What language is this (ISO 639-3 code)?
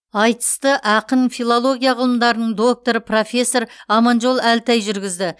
kaz